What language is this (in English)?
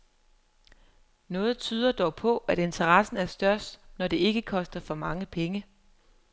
Danish